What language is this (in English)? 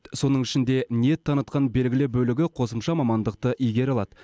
Kazakh